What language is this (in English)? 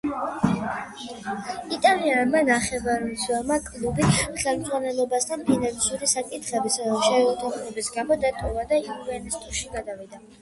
Georgian